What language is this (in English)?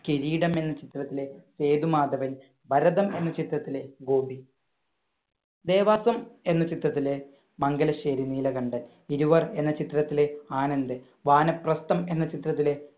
Malayalam